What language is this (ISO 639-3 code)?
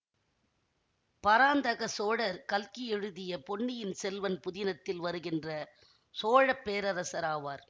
tam